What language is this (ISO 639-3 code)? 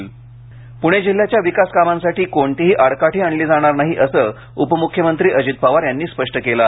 mar